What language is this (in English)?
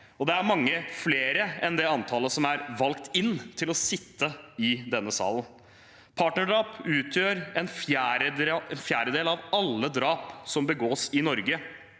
Norwegian